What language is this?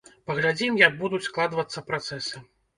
Belarusian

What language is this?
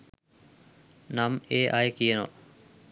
Sinhala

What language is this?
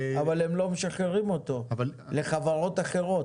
Hebrew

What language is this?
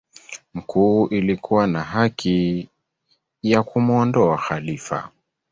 Swahili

